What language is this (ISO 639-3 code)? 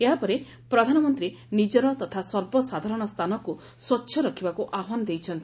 ori